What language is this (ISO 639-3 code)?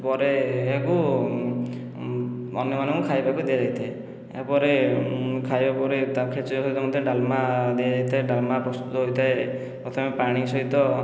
ori